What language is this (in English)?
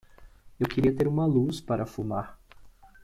Portuguese